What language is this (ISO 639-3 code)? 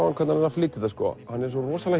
isl